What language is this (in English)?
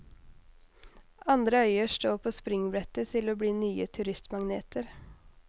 Norwegian